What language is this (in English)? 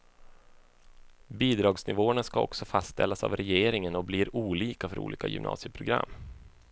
Swedish